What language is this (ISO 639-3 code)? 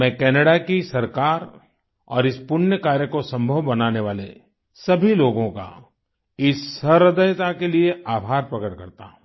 hin